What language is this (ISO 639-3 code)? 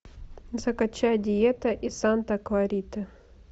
rus